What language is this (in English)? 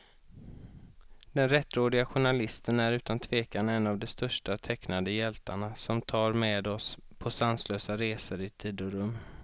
Swedish